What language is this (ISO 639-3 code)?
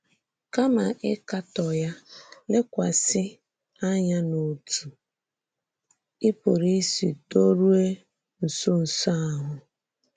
ibo